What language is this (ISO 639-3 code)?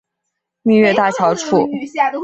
zho